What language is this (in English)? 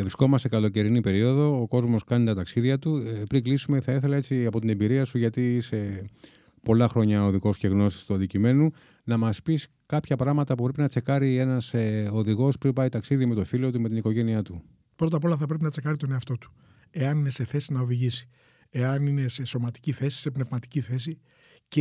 Greek